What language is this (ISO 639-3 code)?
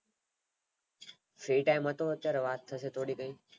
guj